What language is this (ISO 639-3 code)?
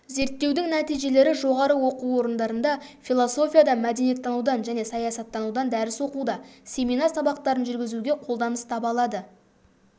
kaz